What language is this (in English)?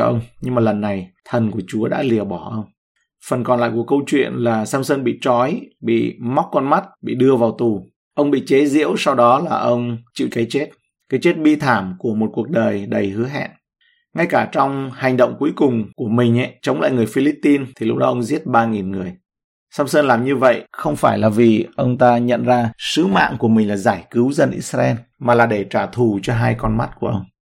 Vietnamese